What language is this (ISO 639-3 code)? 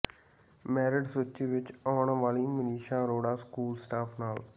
pan